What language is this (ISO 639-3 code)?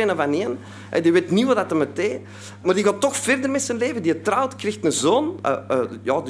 nld